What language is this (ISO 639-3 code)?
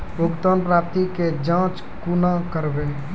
mai